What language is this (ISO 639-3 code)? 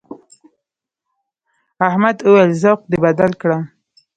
pus